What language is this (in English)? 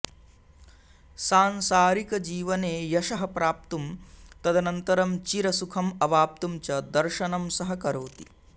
Sanskrit